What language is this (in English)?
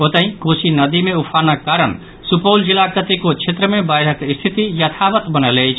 Maithili